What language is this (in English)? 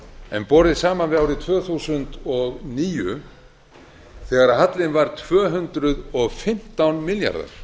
Icelandic